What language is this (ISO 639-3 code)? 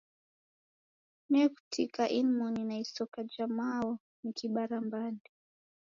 dav